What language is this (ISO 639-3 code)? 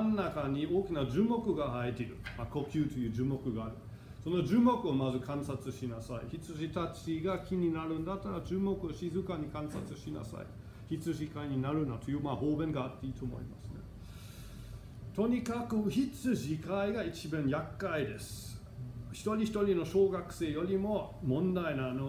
jpn